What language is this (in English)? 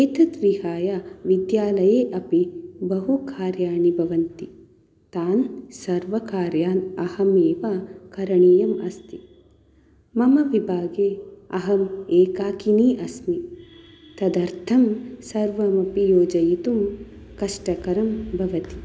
Sanskrit